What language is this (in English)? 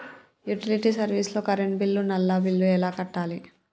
Telugu